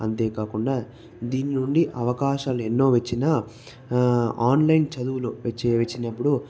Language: Telugu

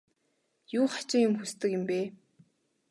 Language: Mongolian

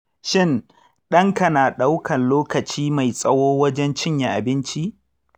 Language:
Hausa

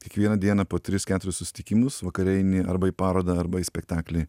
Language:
Lithuanian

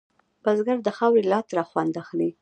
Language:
Pashto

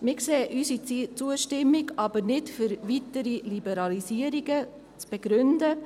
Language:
Swiss German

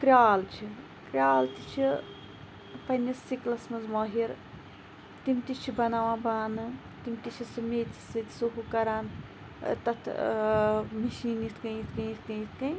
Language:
Kashmiri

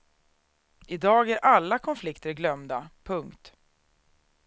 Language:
Swedish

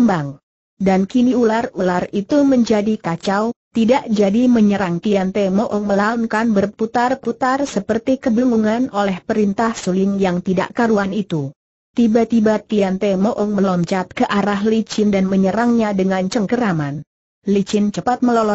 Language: Indonesian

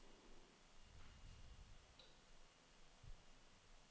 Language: Danish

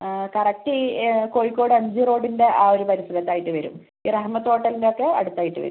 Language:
Malayalam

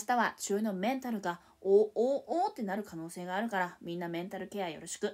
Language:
Japanese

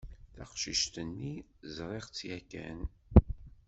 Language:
Kabyle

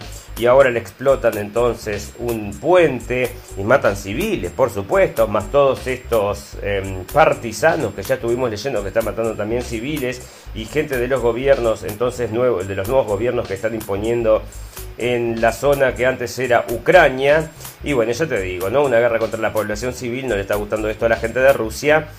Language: Spanish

